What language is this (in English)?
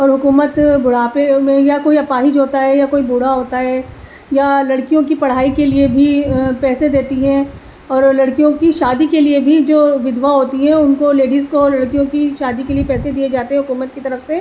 Urdu